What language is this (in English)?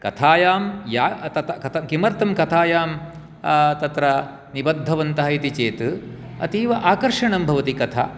Sanskrit